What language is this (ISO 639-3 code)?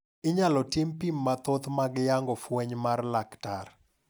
luo